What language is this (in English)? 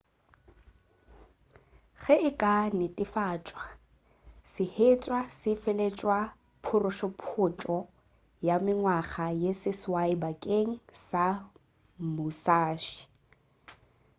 Northern Sotho